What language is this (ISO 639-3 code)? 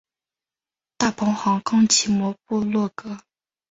zho